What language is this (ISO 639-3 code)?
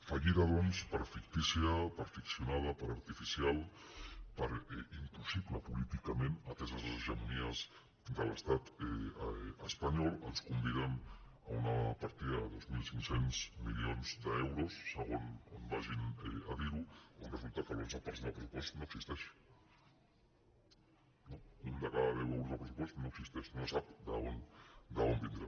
cat